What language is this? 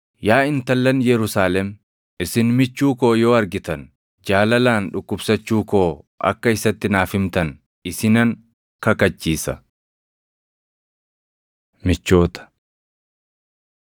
Oromo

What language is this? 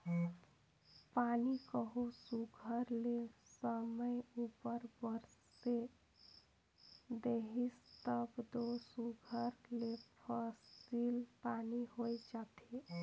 Chhattisgarhi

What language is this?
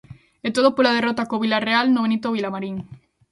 Galician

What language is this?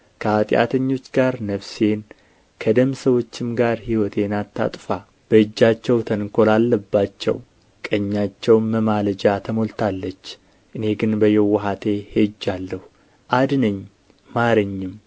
Amharic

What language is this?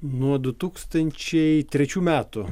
Lithuanian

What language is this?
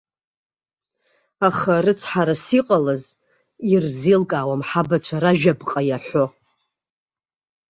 Abkhazian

